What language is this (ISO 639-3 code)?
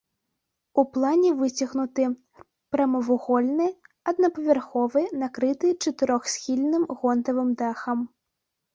bel